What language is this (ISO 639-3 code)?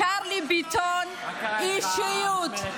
heb